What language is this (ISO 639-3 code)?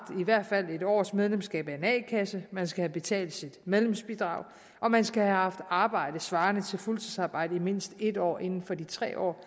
dan